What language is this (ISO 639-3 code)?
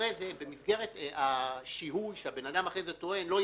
heb